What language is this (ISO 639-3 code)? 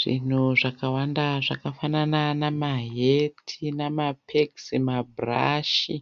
sna